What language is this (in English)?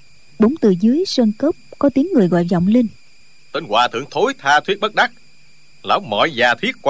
Vietnamese